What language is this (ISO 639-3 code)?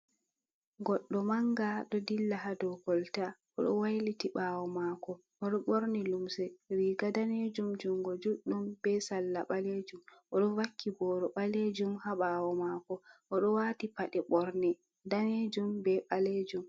ful